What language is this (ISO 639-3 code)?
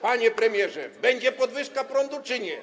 pol